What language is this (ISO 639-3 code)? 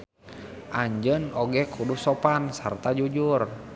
sun